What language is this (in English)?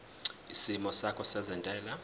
Zulu